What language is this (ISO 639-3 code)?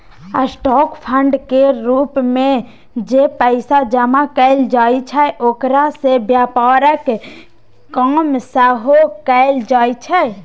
mai